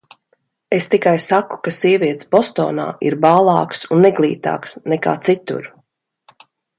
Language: Latvian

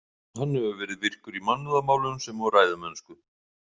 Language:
Icelandic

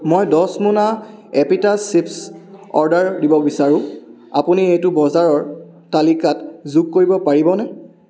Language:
Assamese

